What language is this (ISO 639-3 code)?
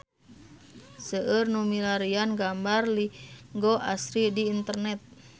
sun